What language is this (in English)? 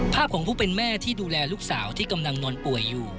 Thai